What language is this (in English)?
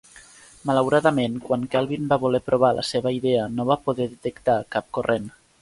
Catalan